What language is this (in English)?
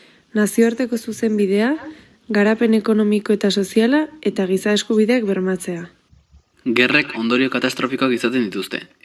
Basque